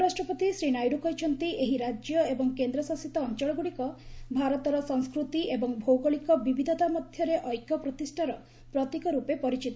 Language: Odia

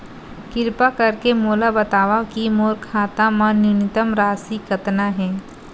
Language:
Chhattisgarhi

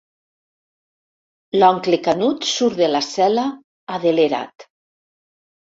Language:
Catalan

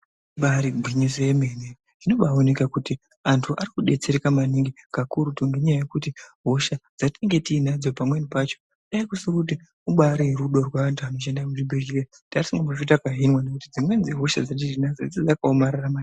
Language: Ndau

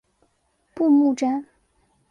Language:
Chinese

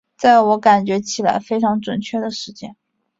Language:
Chinese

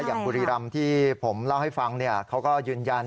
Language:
Thai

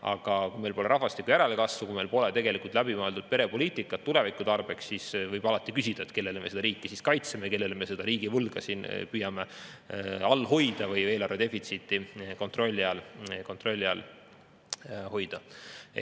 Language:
Estonian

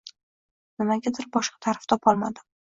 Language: Uzbek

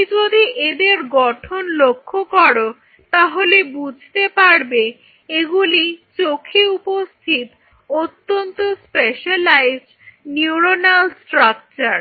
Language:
Bangla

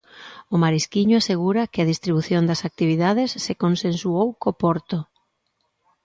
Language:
Galician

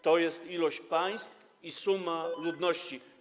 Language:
Polish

